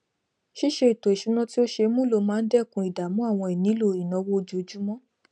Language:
Yoruba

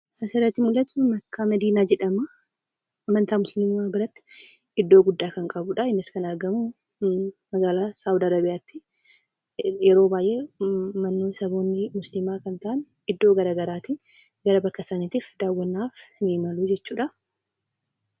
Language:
Oromo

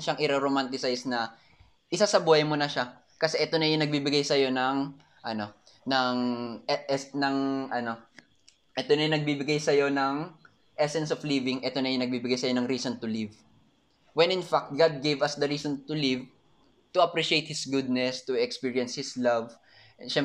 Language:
Filipino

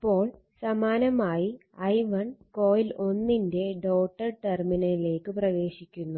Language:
Malayalam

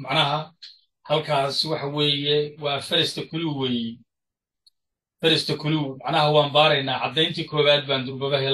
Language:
Arabic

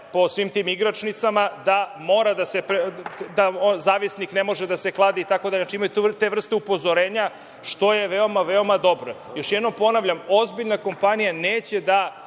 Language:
Serbian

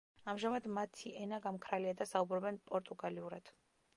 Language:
Georgian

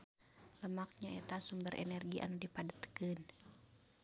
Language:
Sundanese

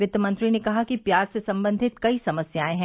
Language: Hindi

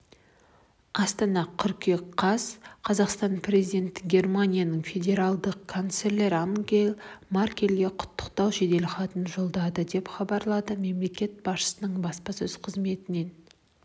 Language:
Kazakh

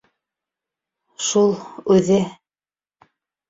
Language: Bashkir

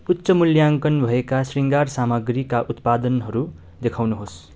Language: Nepali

